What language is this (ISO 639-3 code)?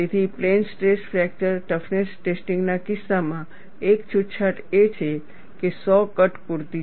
guj